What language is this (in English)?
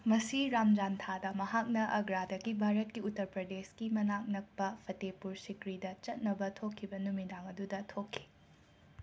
Manipuri